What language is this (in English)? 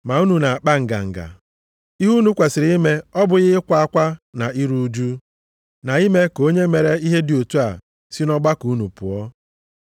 Igbo